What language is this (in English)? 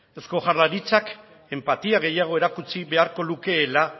Basque